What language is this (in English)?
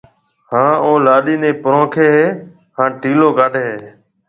Marwari (Pakistan)